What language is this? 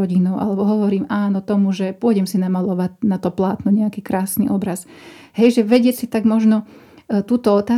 Slovak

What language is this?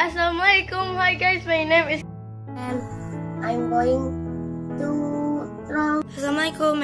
Indonesian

